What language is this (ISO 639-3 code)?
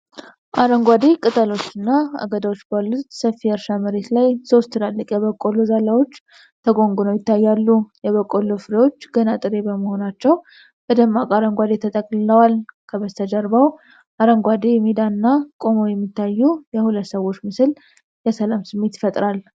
amh